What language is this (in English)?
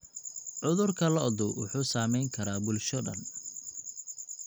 Somali